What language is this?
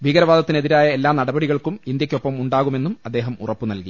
Malayalam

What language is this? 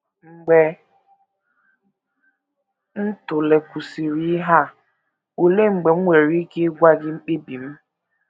Igbo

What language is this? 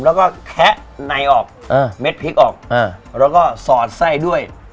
Thai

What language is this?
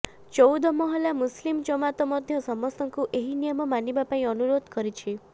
Odia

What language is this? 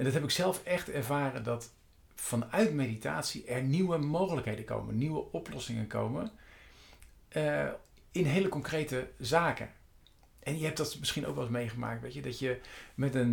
Dutch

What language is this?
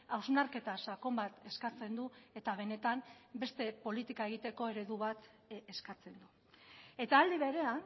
Basque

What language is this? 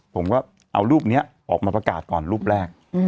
Thai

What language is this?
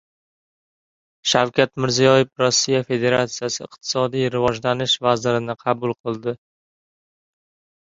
Uzbek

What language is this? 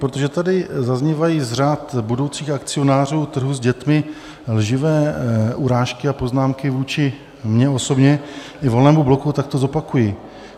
Czech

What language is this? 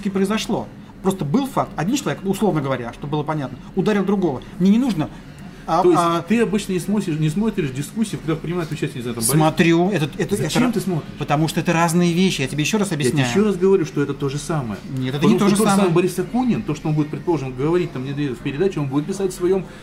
Russian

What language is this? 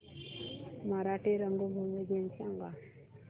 Marathi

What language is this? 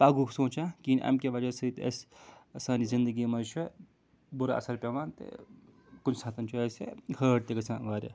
Kashmiri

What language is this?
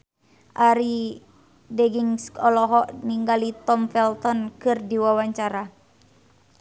Sundanese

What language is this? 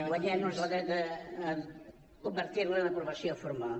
Catalan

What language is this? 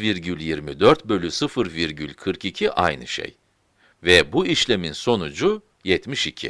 Turkish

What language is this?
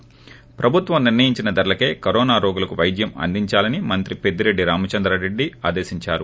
Telugu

